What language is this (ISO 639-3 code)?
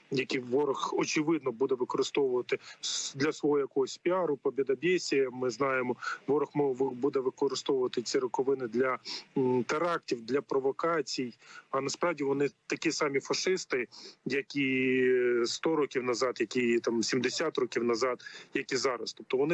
ukr